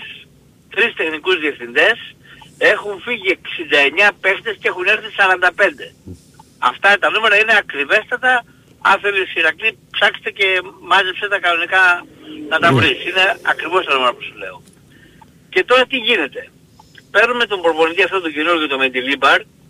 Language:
Greek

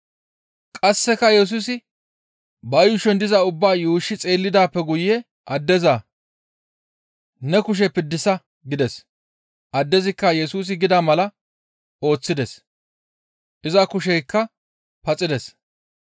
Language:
Gamo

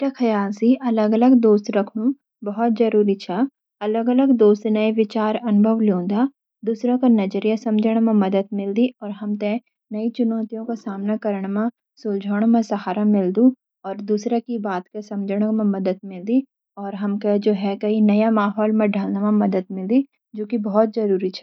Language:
Garhwali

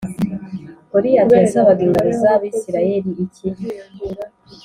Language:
Kinyarwanda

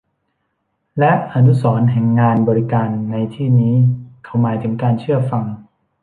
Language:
Thai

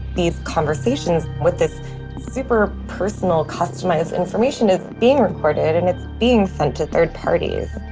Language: English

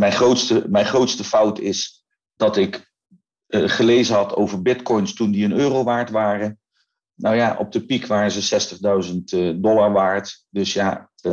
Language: Dutch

